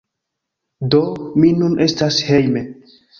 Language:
Esperanto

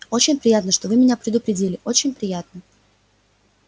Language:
Russian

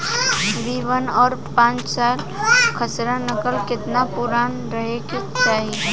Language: Bhojpuri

